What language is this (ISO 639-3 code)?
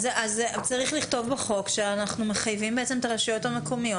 heb